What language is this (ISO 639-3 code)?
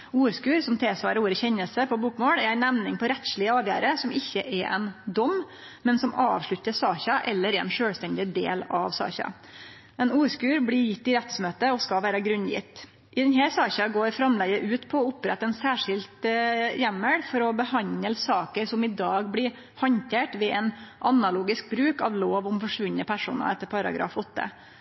nno